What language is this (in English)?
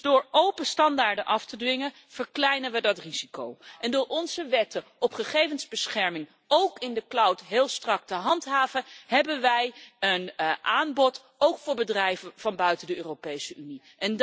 Dutch